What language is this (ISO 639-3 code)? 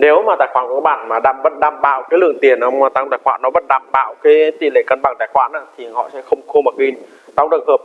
vie